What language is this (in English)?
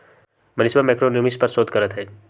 Magahi